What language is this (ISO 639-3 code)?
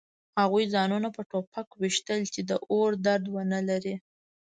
pus